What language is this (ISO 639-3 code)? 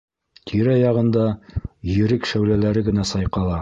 bak